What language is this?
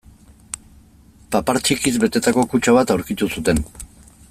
Basque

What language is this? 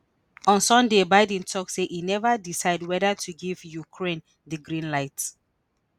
Nigerian Pidgin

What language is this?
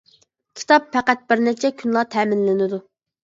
Uyghur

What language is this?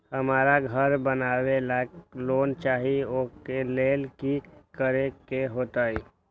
Magahi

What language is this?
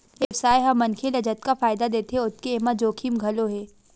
Chhattisgarhi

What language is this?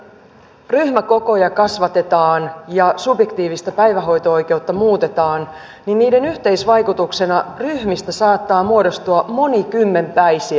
Finnish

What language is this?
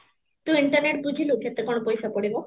Odia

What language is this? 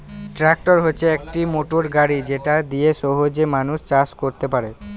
Bangla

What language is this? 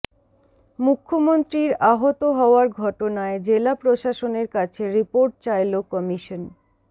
Bangla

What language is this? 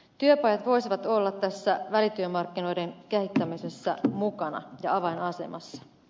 Finnish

